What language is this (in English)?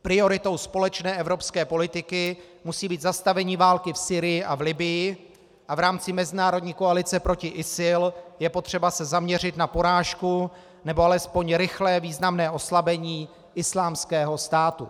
Czech